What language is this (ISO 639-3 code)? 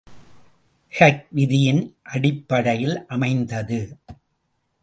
tam